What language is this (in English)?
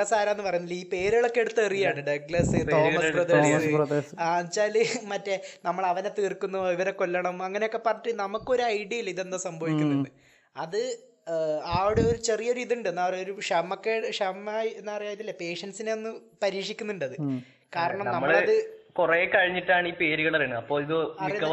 Malayalam